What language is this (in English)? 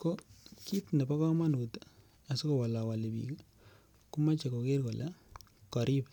Kalenjin